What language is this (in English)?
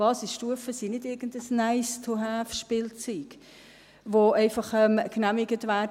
Swiss German